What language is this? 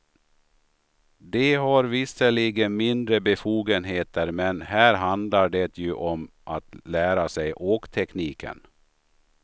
Swedish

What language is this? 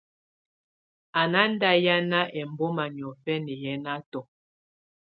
Tunen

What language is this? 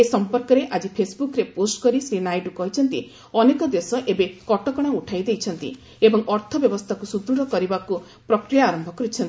Odia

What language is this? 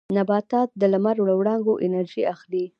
Pashto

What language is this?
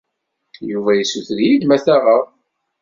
Kabyle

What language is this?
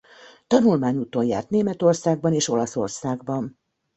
Hungarian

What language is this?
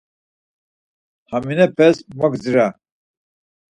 Laz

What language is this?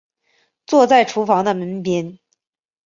Chinese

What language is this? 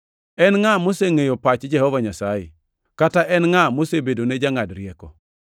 Luo (Kenya and Tanzania)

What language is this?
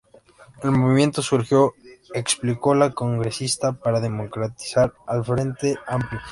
Spanish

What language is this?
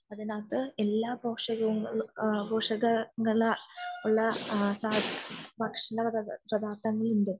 Malayalam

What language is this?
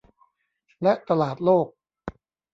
Thai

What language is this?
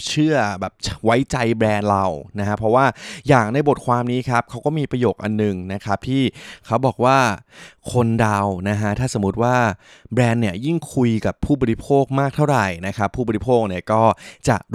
Thai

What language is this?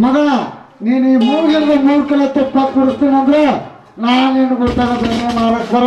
Hindi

